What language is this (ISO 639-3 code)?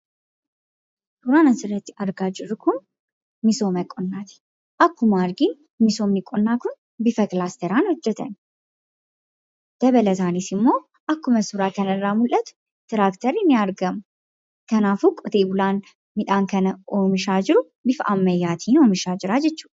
orm